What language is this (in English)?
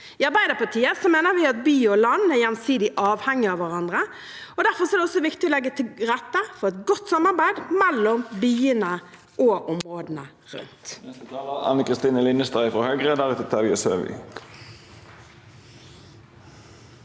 Norwegian